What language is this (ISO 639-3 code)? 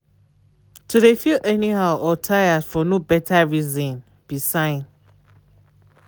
pcm